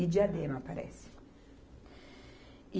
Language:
Portuguese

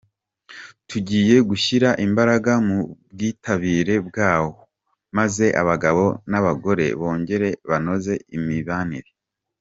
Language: Kinyarwanda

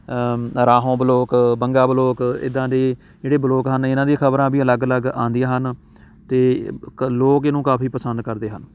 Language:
Punjabi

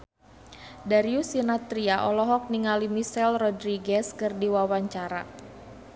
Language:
Sundanese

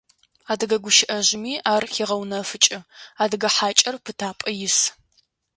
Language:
Adyghe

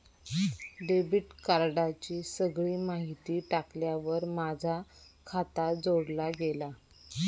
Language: Marathi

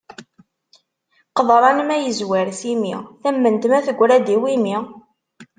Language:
Kabyle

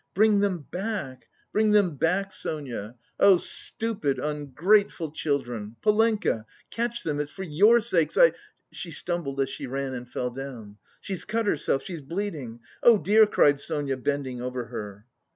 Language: English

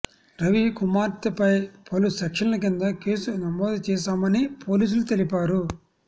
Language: Telugu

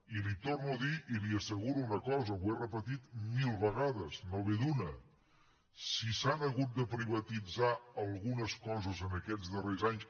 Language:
Catalan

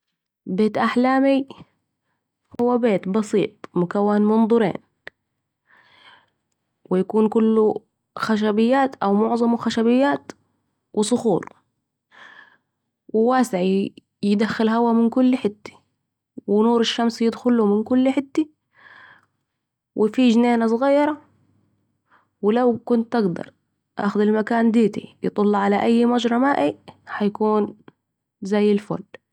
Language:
Saidi Arabic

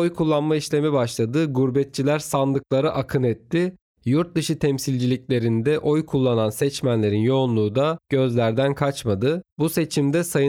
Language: Turkish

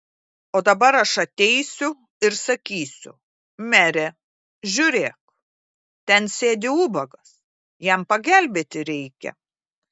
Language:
Lithuanian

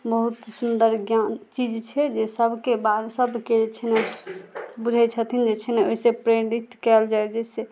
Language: Maithili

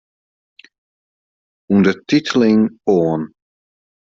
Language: Western Frisian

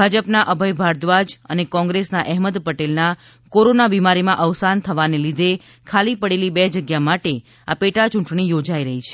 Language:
Gujarati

